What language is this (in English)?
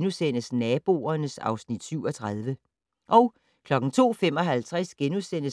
Danish